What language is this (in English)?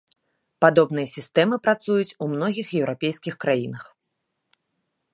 Belarusian